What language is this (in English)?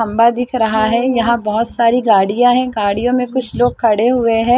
Hindi